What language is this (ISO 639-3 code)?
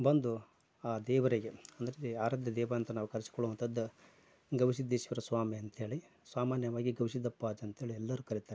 kan